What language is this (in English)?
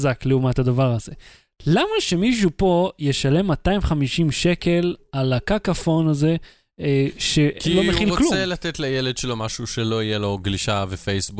Hebrew